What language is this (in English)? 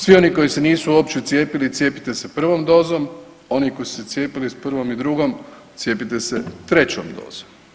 Croatian